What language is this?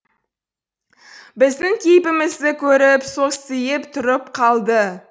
Kazakh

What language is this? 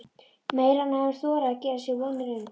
Icelandic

